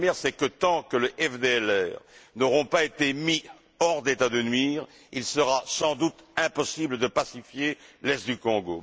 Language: French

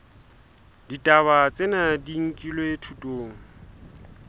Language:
Southern Sotho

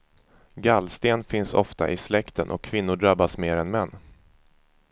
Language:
Swedish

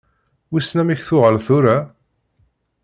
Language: Kabyle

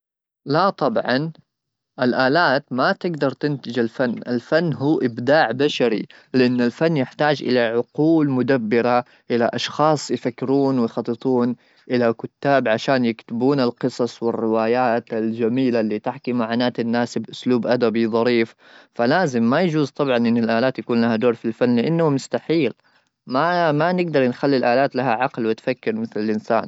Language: Gulf Arabic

